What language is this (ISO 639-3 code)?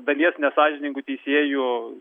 lit